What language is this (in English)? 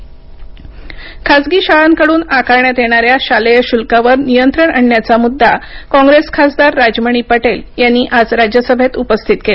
Marathi